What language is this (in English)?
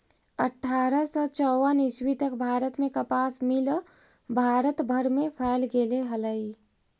Magahi